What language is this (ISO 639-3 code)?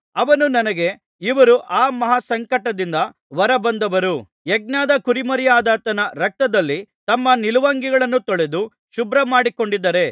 kan